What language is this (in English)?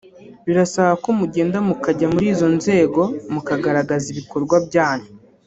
Kinyarwanda